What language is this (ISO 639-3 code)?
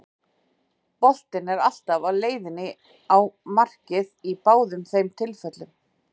isl